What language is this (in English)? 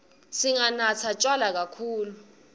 Swati